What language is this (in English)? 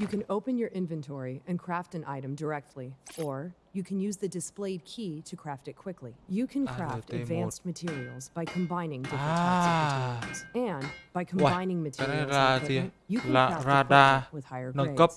Vietnamese